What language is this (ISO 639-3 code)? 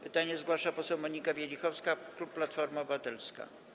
pol